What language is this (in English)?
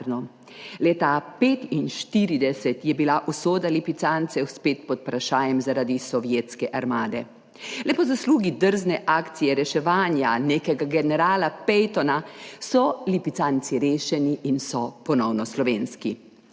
Slovenian